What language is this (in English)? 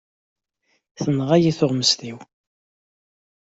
Kabyle